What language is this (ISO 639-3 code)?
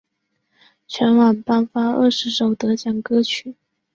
zho